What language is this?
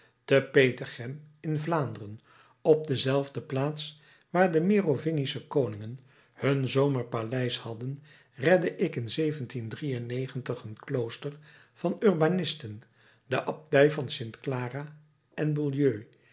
Dutch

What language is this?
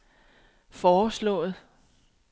Danish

